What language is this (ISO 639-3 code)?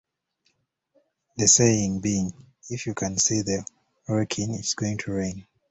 eng